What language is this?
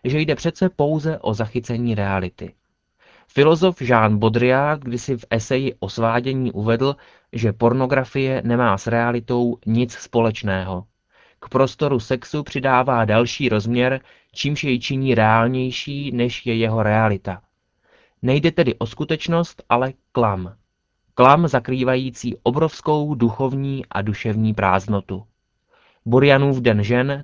Czech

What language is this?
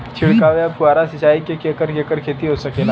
Bhojpuri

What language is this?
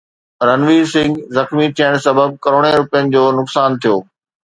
Sindhi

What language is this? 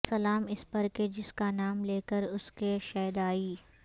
Urdu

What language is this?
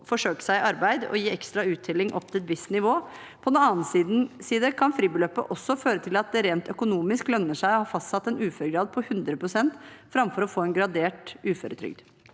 Norwegian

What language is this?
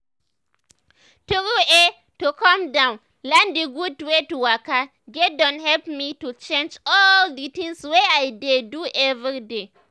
Nigerian Pidgin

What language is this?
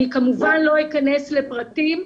Hebrew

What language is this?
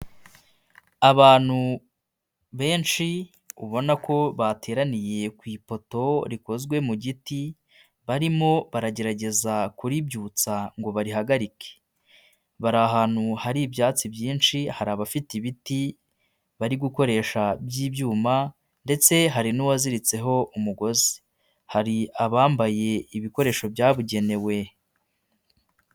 Kinyarwanda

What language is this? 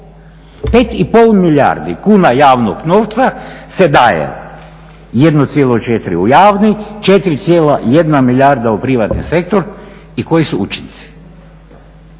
Croatian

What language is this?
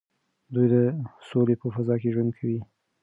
Pashto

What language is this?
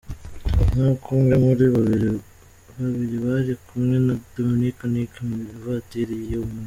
Kinyarwanda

